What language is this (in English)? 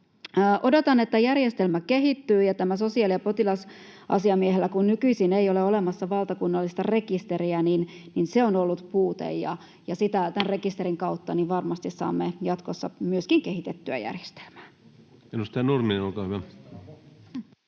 Finnish